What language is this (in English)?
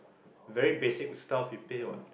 English